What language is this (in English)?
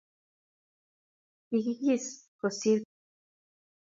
Kalenjin